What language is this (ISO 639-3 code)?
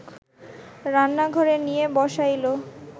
ben